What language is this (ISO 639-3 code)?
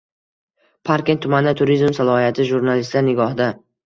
uzb